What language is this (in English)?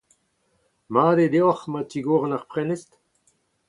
Breton